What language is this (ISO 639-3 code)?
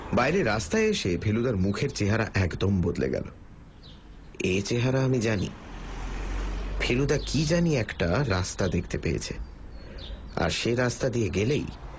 ben